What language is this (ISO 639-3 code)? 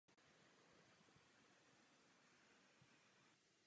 ces